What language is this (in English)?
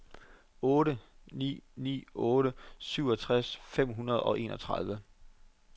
Danish